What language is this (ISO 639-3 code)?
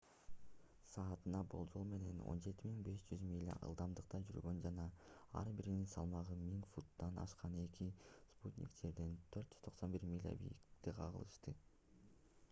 kir